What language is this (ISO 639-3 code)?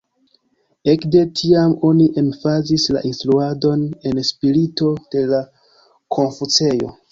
epo